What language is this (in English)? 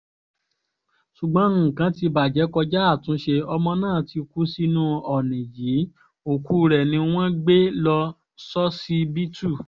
Yoruba